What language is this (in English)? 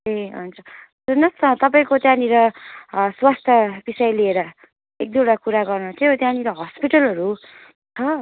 Nepali